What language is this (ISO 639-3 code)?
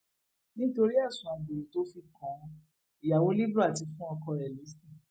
yor